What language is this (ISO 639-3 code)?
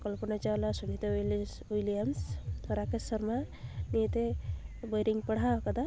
sat